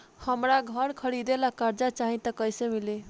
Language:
Bhojpuri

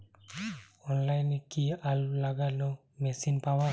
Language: Bangla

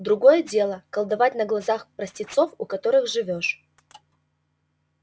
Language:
Russian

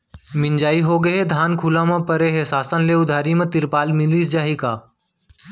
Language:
Chhattisgarhi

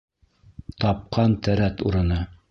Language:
Bashkir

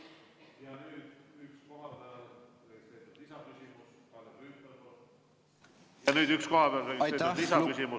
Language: Estonian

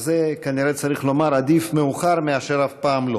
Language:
Hebrew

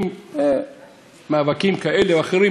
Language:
Hebrew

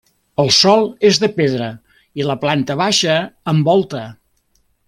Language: Catalan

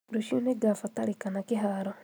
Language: Kikuyu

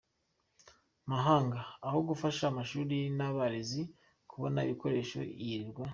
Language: Kinyarwanda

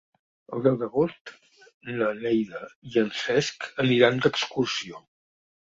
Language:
Catalan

